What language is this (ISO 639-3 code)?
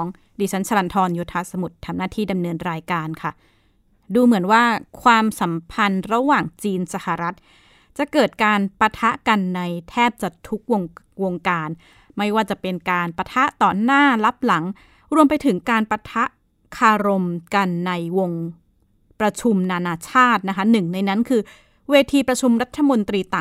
tha